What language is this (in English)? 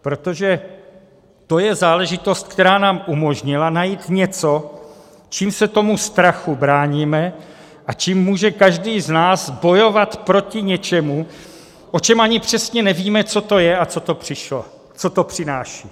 Czech